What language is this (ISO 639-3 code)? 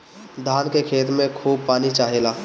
bho